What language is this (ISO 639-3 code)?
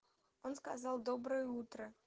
rus